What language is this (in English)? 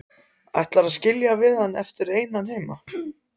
Icelandic